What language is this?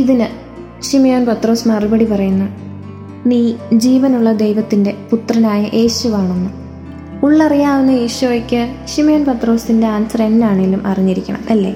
Malayalam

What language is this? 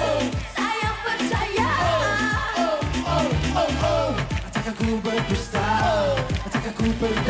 Malay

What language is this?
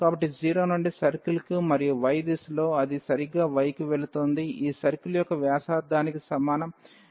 Telugu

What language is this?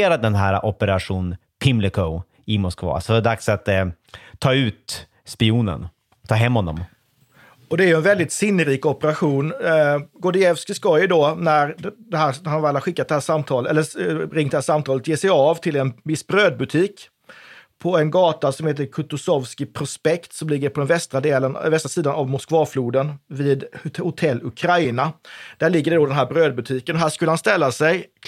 Swedish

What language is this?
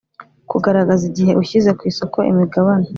Kinyarwanda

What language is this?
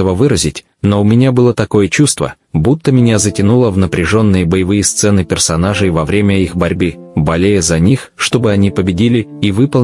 Russian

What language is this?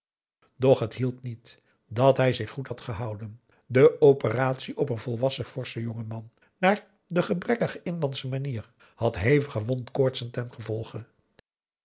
Dutch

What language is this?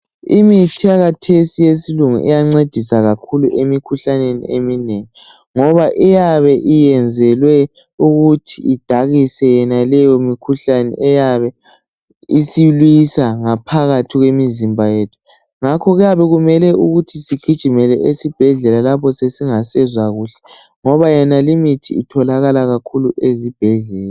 North Ndebele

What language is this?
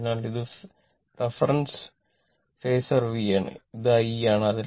Malayalam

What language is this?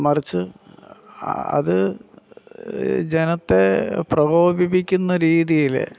Malayalam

